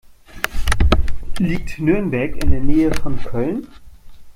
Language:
German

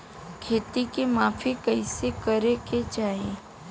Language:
Bhojpuri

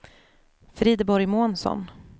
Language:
Swedish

